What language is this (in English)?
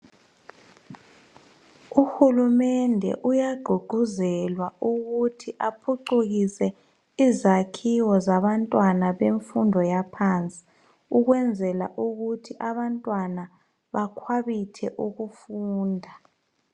North Ndebele